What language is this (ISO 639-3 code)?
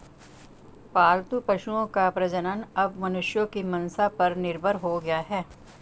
hin